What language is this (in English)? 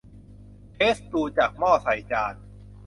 Thai